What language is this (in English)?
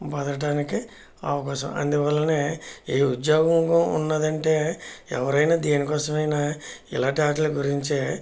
Telugu